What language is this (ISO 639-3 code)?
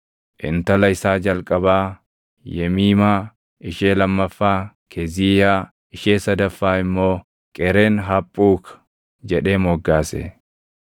orm